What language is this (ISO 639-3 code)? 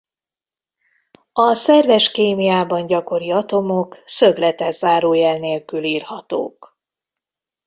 hun